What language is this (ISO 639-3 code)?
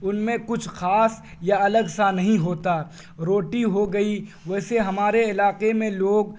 urd